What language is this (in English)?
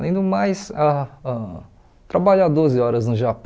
Portuguese